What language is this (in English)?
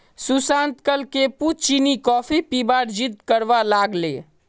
Magahi